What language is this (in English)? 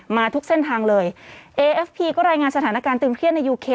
Thai